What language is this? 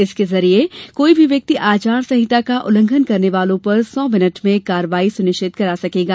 Hindi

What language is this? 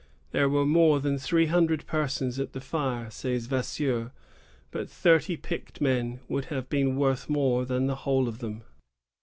English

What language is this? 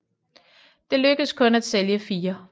Danish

